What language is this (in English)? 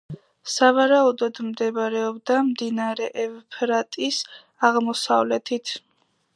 Georgian